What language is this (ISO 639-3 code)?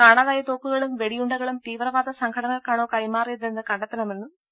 mal